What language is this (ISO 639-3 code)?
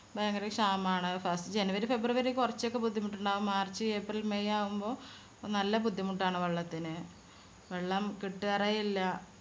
mal